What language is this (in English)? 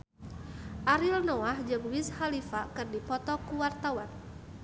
Sundanese